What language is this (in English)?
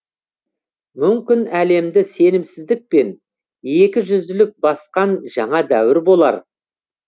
Kazakh